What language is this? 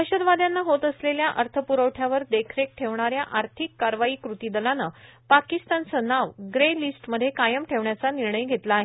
Marathi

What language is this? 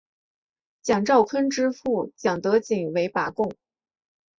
Chinese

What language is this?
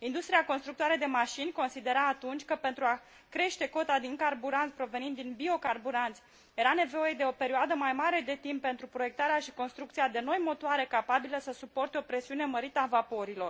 Romanian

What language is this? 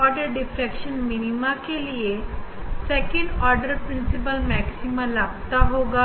Hindi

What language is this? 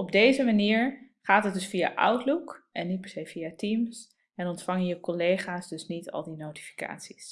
Dutch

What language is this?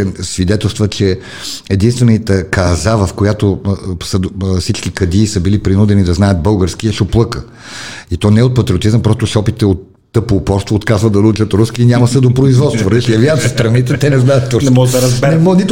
Bulgarian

